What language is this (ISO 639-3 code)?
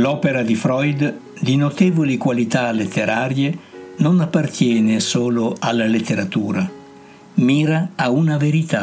ita